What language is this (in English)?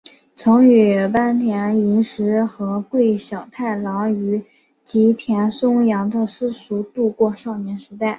Chinese